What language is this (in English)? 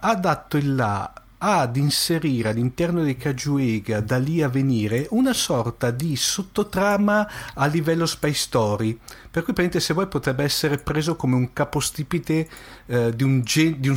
Italian